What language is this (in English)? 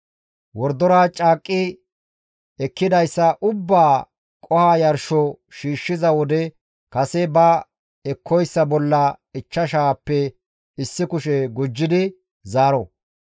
Gamo